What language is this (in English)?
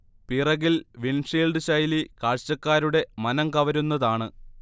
Malayalam